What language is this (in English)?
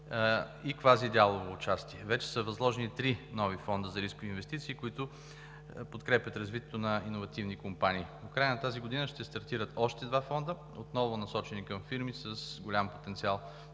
Bulgarian